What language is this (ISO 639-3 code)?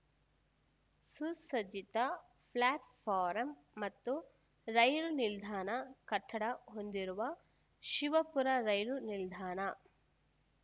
kan